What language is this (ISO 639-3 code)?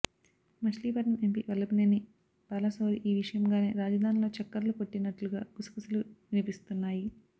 tel